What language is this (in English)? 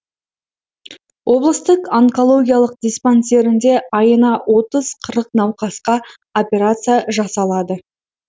Kazakh